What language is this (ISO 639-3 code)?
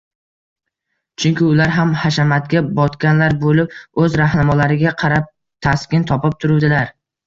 uzb